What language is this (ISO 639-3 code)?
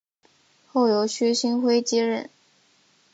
zho